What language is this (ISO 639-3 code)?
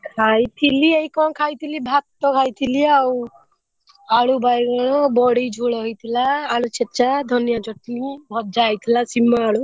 ori